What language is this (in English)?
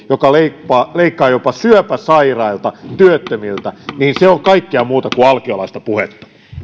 Finnish